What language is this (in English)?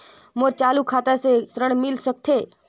Chhattisgarhi